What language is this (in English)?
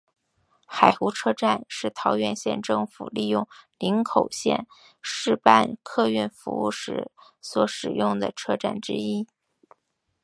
Chinese